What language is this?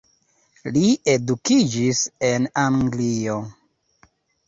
Esperanto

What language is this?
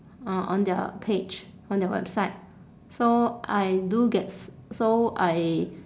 English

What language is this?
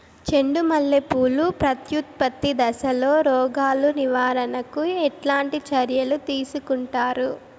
Telugu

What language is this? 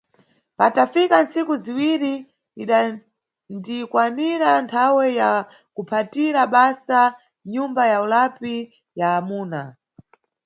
Nyungwe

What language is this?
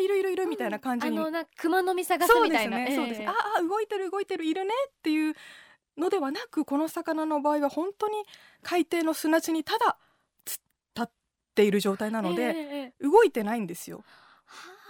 Japanese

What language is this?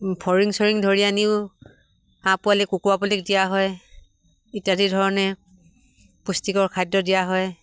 Assamese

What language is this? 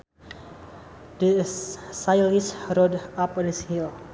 Sundanese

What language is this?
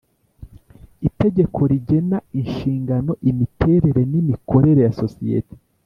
Kinyarwanda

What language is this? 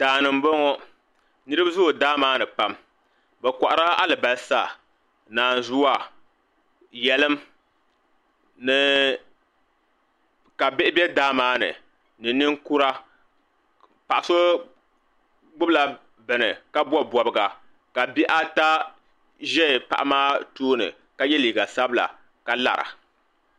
Dagbani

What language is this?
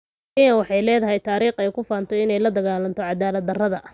Somali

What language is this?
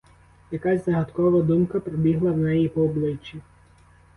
Ukrainian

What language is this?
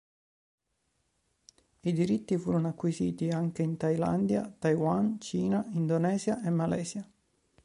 Italian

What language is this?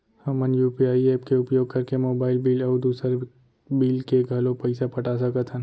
Chhattisgarhi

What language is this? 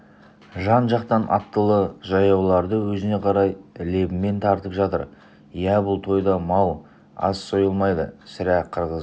Kazakh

